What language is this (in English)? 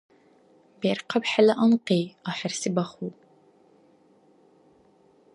Dargwa